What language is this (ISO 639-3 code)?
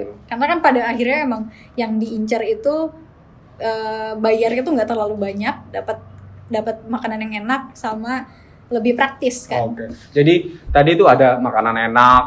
ind